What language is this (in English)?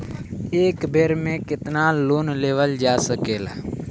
Bhojpuri